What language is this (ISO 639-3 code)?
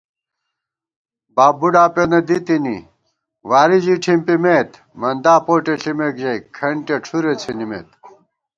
gwt